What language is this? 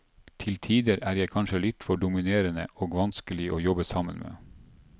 Norwegian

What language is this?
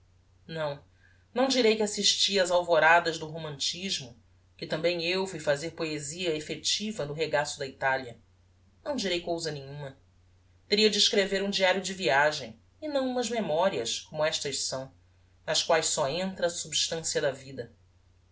Portuguese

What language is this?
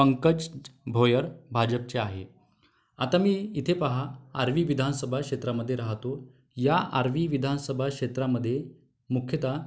Marathi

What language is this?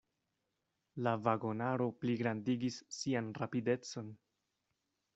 Esperanto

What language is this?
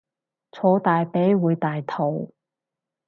Cantonese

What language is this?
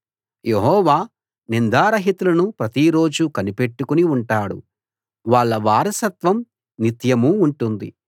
Telugu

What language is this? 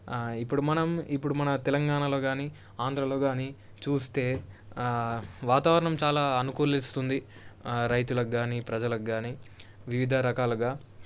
Telugu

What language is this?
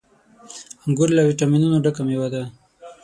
Pashto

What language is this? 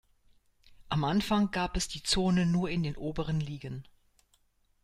German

